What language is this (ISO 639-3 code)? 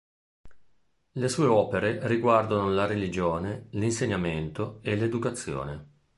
ita